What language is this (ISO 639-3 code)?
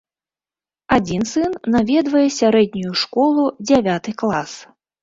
bel